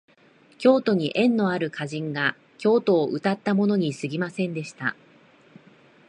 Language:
Japanese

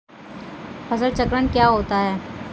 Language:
Hindi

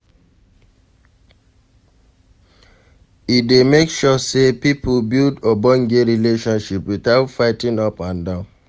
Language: Nigerian Pidgin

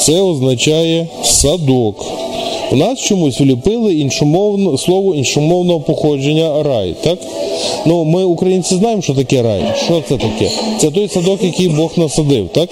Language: Ukrainian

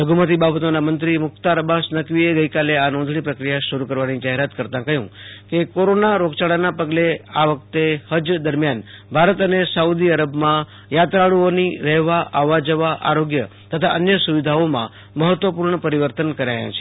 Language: Gujarati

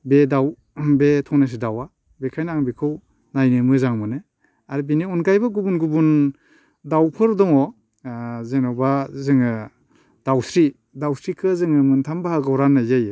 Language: Bodo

